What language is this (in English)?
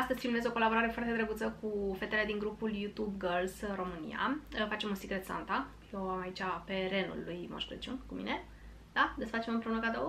Romanian